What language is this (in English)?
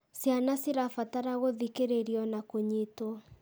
Kikuyu